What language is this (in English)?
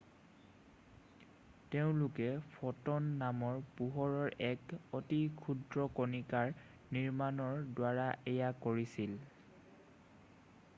Assamese